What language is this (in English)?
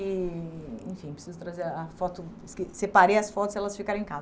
Portuguese